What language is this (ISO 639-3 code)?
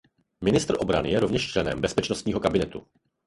ces